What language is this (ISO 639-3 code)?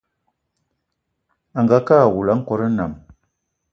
eto